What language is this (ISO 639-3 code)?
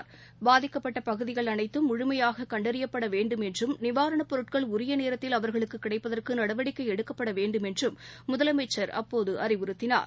tam